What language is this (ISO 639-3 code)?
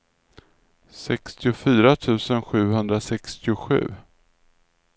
swe